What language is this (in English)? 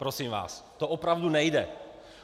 Czech